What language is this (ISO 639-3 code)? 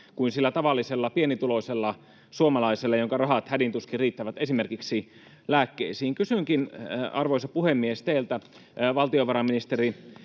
fin